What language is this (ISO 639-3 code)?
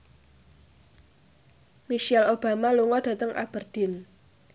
jav